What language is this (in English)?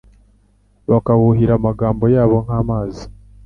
Kinyarwanda